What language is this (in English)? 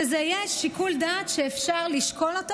Hebrew